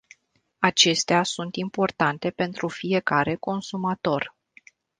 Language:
Romanian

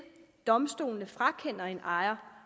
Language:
Danish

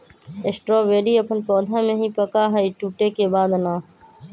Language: Magahi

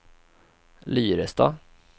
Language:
Swedish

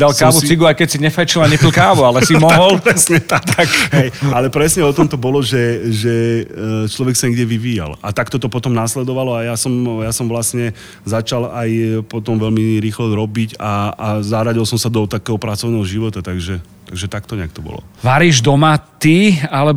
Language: Slovak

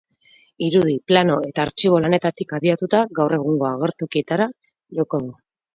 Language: Basque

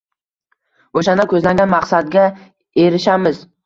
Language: Uzbek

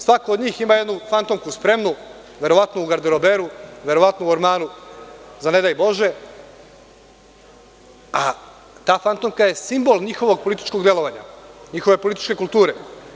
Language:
Serbian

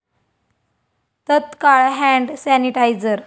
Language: Marathi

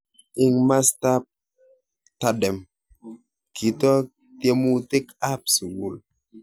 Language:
Kalenjin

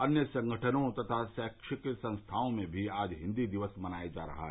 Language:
Hindi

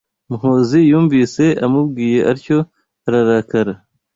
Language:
Kinyarwanda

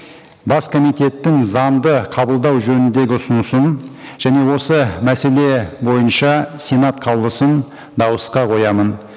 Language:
Kazakh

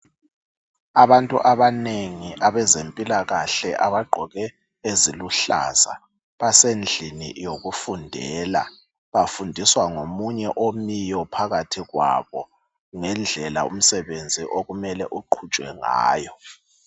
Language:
North Ndebele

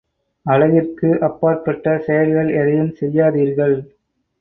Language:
Tamil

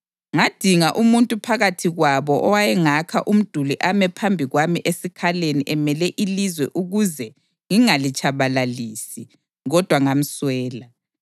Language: North Ndebele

